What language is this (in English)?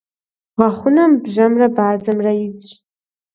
Kabardian